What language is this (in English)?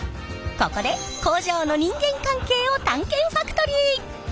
Japanese